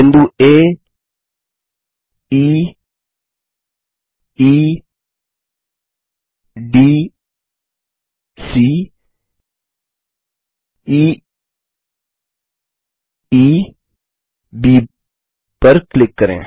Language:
Hindi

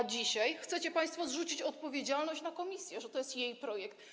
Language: Polish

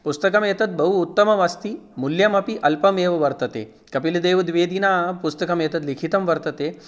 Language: Sanskrit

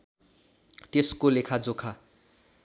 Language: Nepali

